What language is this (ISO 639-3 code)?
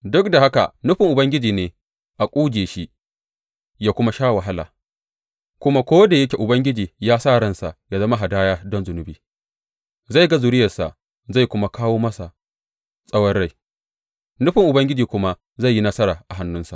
hau